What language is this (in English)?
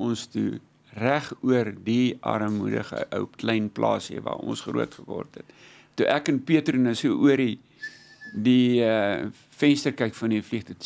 Dutch